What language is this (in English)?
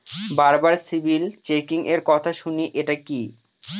Bangla